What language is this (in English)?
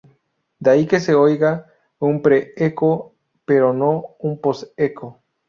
Spanish